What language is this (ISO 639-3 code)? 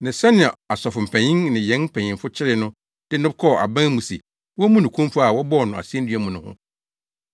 aka